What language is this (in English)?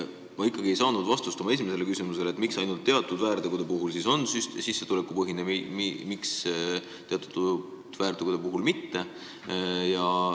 Estonian